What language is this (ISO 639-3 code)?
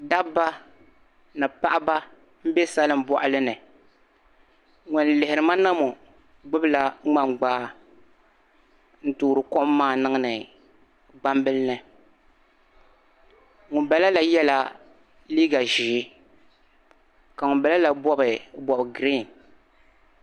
dag